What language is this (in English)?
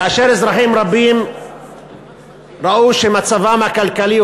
Hebrew